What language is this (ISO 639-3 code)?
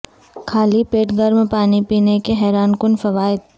urd